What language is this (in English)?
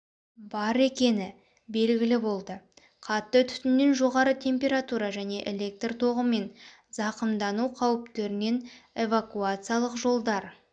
Kazakh